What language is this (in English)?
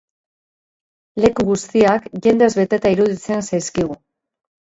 Basque